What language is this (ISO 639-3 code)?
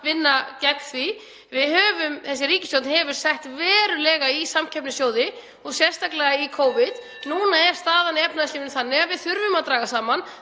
isl